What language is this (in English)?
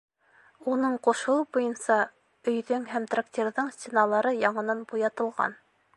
Bashkir